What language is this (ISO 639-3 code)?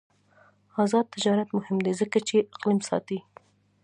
pus